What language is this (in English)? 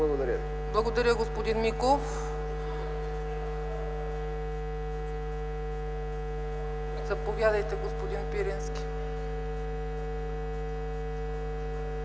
Bulgarian